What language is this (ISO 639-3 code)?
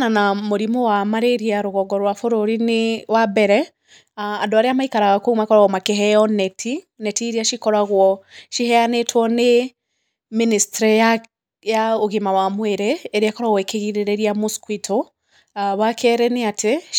kik